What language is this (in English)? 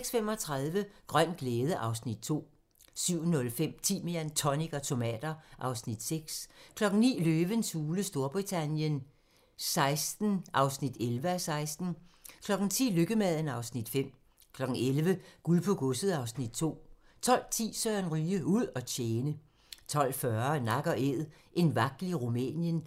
Danish